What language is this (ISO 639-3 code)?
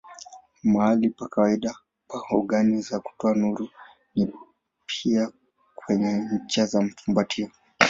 swa